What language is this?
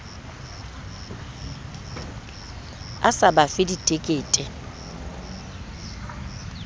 Southern Sotho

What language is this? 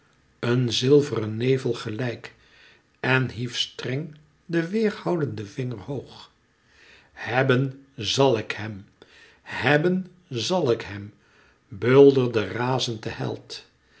Dutch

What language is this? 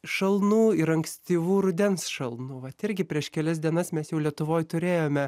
Lithuanian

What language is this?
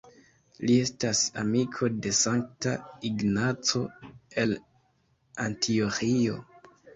Esperanto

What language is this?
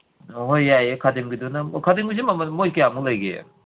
Manipuri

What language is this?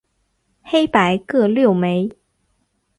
Chinese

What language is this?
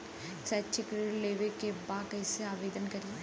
Bhojpuri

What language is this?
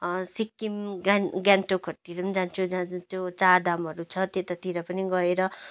Nepali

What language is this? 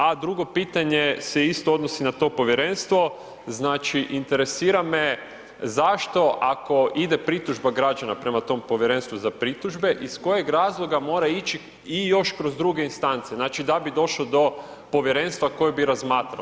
Croatian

